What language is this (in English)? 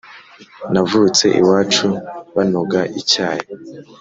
Kinyarwanda